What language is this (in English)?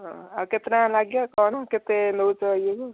Odia